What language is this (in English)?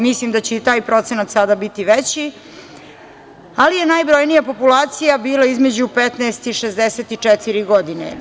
Serbian